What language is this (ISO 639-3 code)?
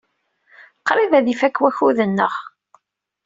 kab